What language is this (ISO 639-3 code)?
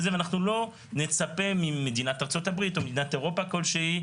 heb